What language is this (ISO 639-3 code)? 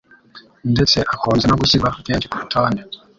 kin